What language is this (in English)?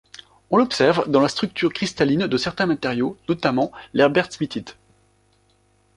French